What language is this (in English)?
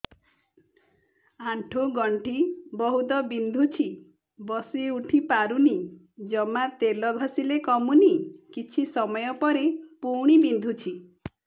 Odia